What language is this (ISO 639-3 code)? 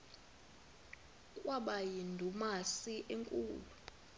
xho